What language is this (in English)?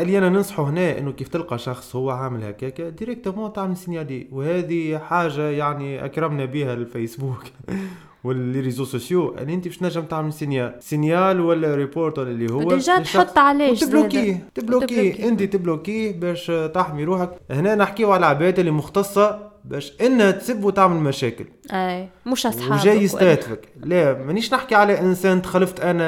Arabic